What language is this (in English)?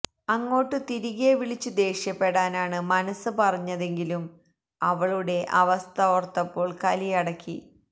Malayalam